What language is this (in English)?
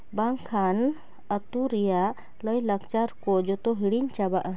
Santali